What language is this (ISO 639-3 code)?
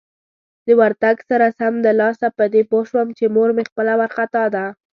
pus